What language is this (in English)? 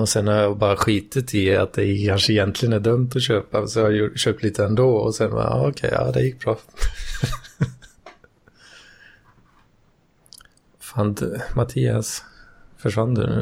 Swedish